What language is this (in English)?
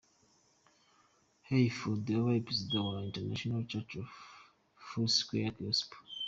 Kinyarwanda